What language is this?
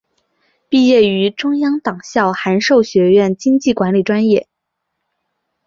Chinese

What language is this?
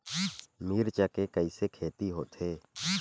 Chhattisgarhi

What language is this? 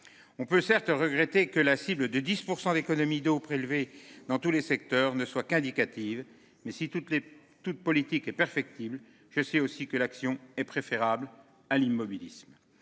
French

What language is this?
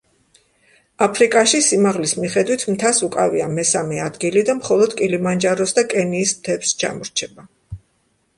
Georgian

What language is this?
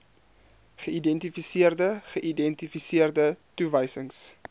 Afrikaans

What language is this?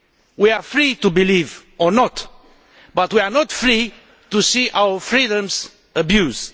English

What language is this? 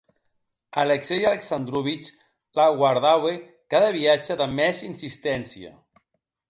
Occitan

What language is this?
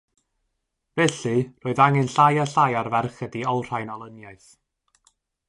Welsh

